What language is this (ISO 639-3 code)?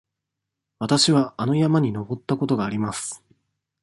jpn